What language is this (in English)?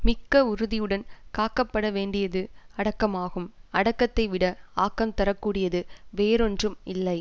Tamil